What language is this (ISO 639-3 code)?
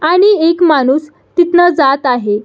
mar